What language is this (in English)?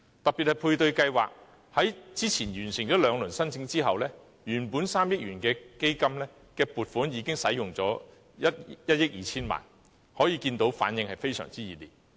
Cantonese